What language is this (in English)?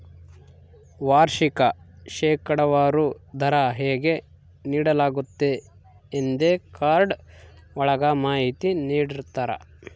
Kannada